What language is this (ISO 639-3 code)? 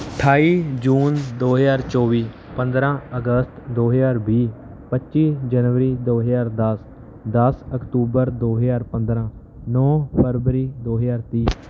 pan